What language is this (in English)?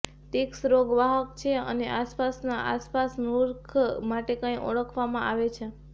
Gujarati